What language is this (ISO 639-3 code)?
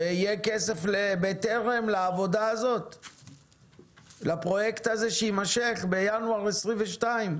heb